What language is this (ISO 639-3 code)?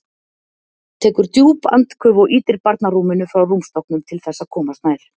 isl